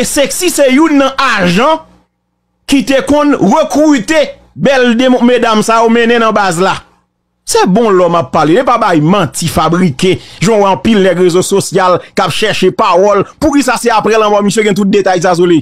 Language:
French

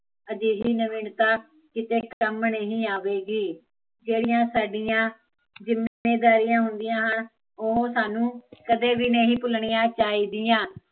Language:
Punjabi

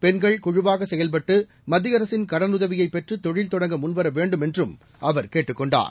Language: Tamil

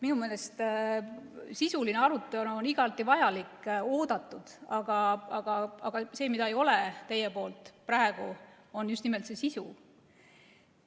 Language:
Estonian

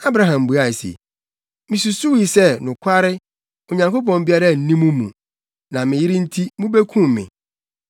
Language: Akan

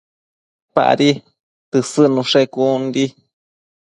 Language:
Matsés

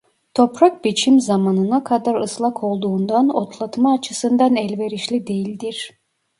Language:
Turkish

